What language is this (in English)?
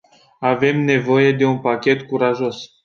Romanian